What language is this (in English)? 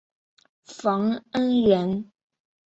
Chinese